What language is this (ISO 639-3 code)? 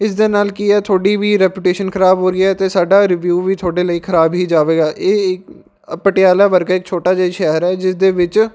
pan